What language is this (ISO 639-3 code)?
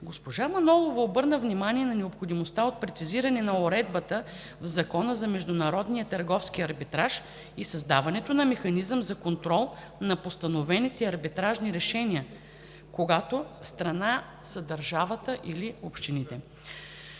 bul